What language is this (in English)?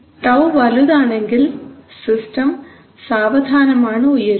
Malayalam